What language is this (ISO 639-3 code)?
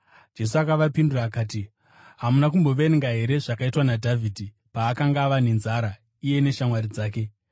sna